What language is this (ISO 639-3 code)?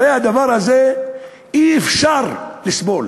heb